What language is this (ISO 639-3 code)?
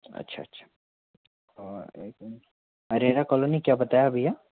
hin